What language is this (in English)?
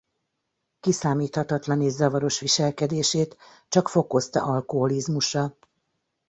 Hungarian